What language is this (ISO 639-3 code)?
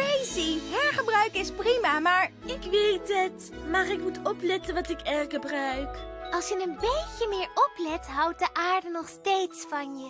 nld